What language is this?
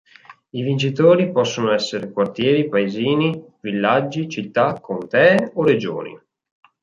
Italian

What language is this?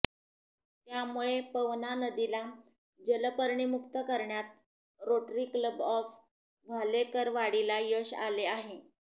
Marathi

